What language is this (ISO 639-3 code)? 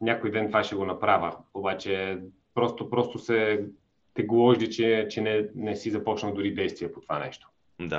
bul